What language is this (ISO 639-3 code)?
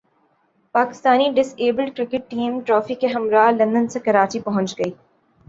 urd